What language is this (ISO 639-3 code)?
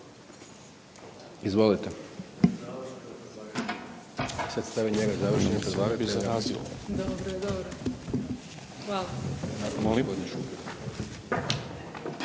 hrv